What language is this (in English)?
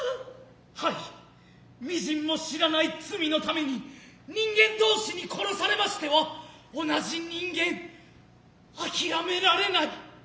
Japanese